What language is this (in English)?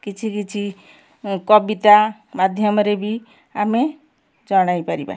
Odia